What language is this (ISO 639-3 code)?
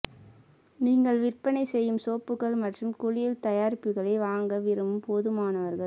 tam